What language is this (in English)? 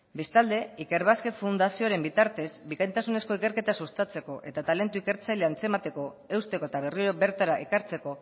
Basque